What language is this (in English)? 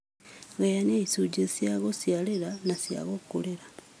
Kikuyu